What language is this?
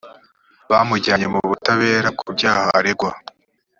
Kinyarwanda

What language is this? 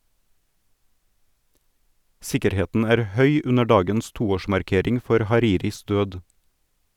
Norwegian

